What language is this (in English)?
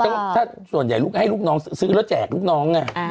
Thai